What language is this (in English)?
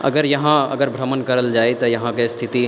Maithili